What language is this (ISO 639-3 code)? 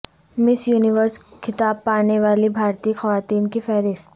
urd